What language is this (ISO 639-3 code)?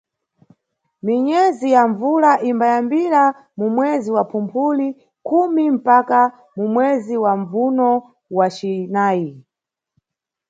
nyu